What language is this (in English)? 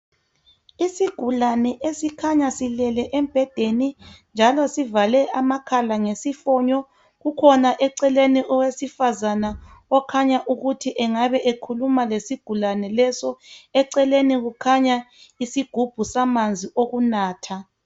North Ndebele